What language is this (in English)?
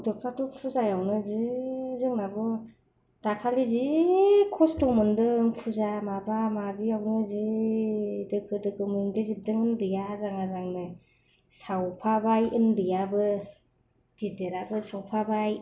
Bodo